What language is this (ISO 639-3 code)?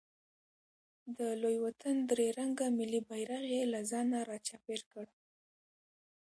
pus